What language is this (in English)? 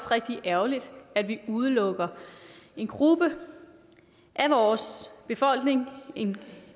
Danish